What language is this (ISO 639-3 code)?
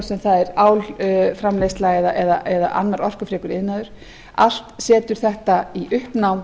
isl